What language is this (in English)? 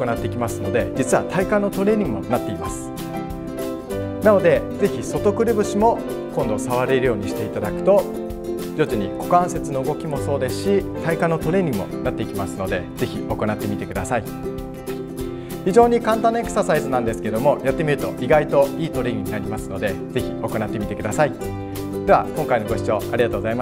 Japanese